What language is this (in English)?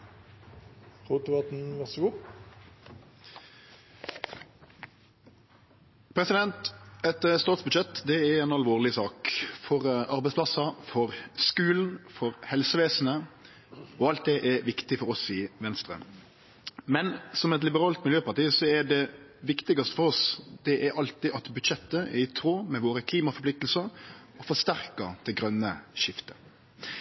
Norwegian